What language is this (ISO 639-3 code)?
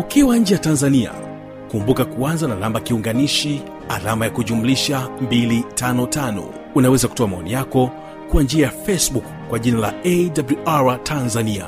swa